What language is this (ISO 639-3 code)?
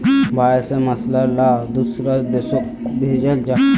mag